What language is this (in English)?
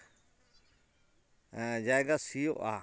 Santali